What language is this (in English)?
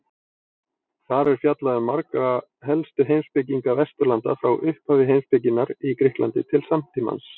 Icelandic